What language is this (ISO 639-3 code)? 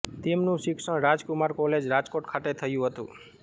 guj